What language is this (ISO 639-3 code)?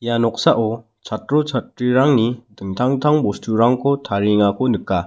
grt